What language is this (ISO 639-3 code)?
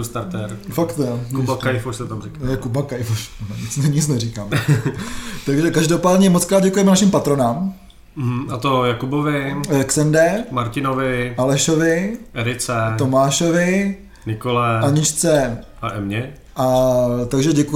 ces